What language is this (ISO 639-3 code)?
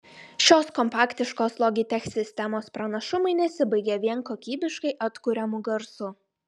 lit